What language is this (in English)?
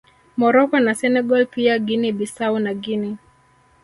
Swahili